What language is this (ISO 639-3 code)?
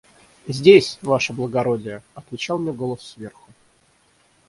rus